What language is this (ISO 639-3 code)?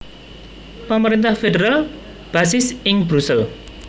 jav